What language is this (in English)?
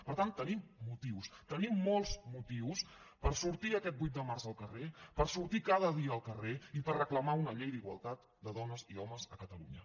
Catalan